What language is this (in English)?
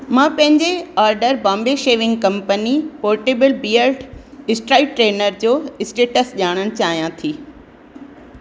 Sindhi